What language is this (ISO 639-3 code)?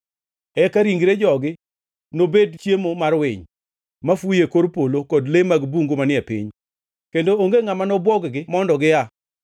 luo